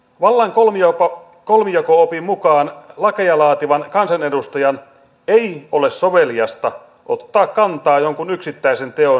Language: Finnish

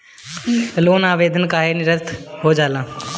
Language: Bhojpuri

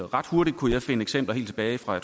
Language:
Danish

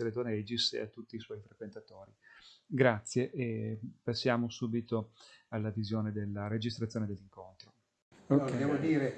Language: Italian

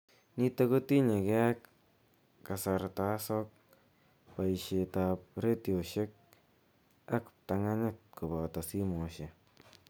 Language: Kalenjin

